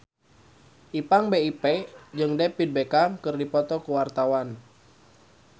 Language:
Sundanese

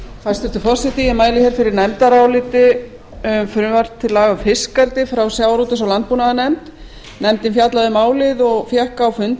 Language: Icelandic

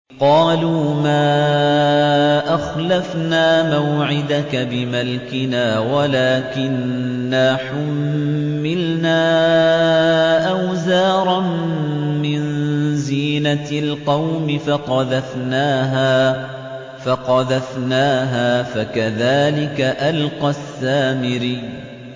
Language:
Arabic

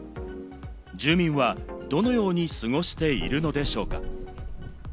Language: Japanese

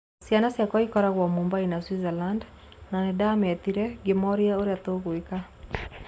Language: Kikuyu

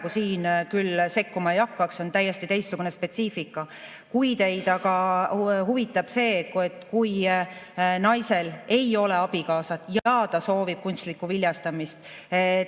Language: Estonian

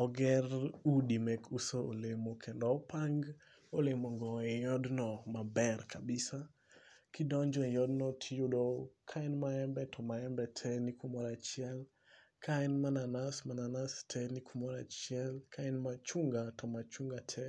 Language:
Luo (Kenya and Tanzania)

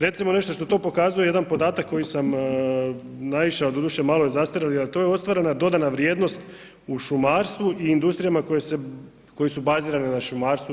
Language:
Croatian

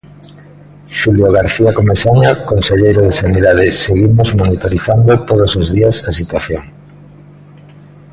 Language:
Galician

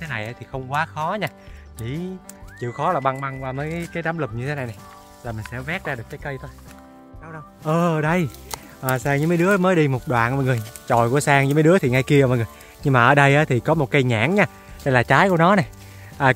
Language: Vietnamese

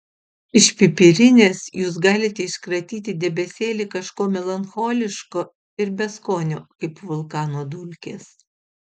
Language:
Lithuanian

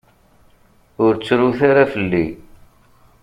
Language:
Kabyle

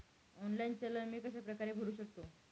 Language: Marathi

